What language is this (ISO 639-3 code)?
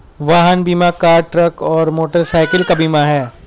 hin